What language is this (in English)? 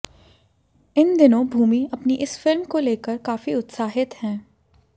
Hindi